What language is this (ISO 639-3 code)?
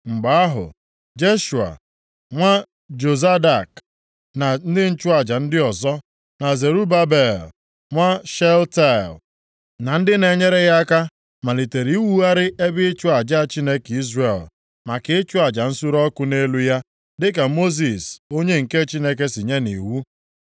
ibo